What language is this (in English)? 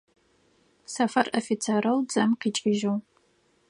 Adyghe